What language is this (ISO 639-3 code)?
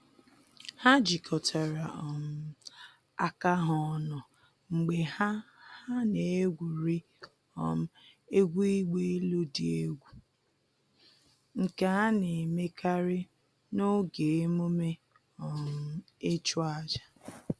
ibo